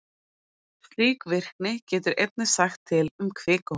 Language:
Icelandic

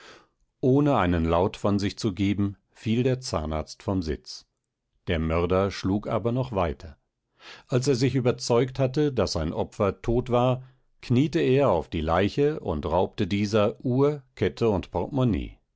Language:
German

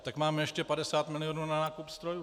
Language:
Czech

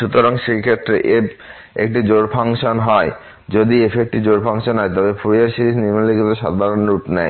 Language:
Bangla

